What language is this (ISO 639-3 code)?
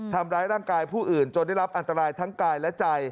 tha